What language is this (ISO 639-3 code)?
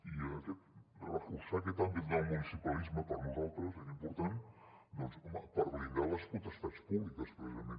cat